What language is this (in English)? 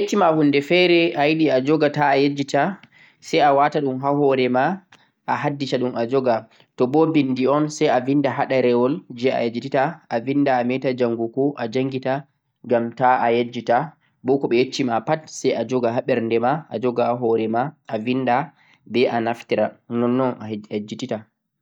Central-Eastern Niger Fulfulde